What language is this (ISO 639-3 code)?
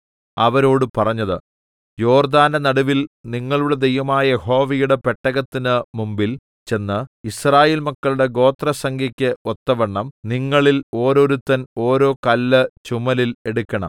mal